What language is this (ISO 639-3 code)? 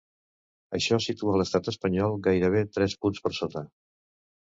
cat